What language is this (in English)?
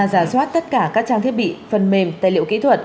Vietnamese